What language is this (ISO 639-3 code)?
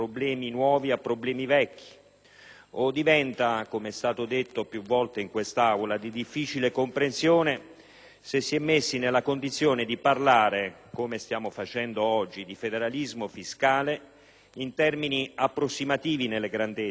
ita